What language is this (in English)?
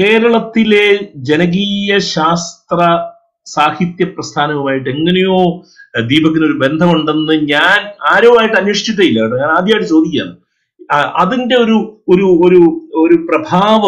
Malayalam